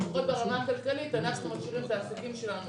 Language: Hebrew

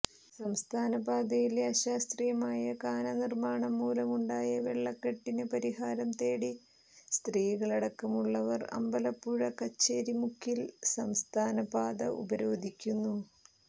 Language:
Malayalam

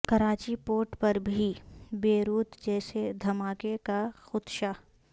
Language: Urdu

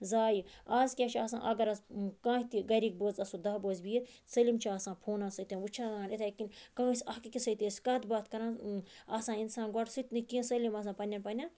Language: Kashmiri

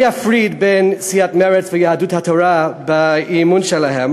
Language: Hebrew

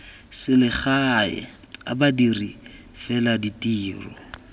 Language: Tswana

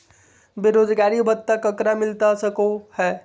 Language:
Magahi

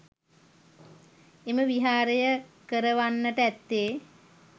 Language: Sinhala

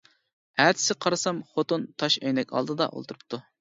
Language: Uyghur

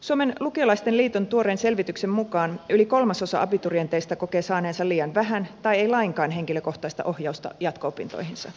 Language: Finnish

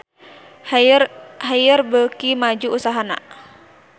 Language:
Sundanese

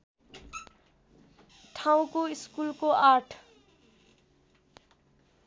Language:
Nepali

